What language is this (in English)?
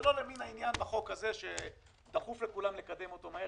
Hebrew